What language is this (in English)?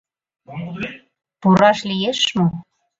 Mari